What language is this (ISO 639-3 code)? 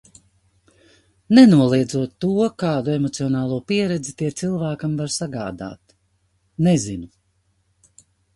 lav